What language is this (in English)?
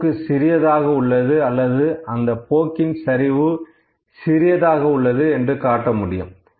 Tamil